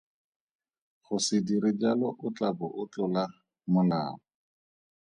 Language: Tswana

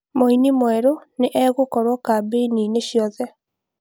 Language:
Kikuyu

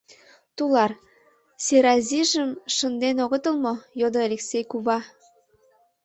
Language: Mari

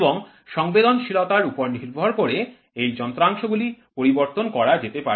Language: Bangla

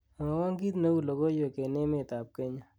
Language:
Kalenjin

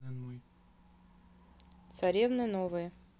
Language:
Russian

